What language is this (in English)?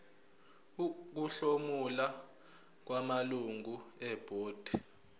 Zulu